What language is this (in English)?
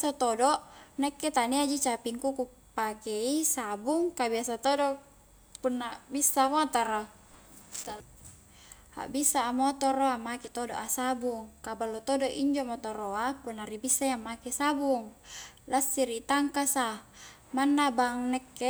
Highland Konjo